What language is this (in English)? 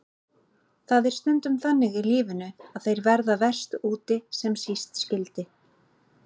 Icelandic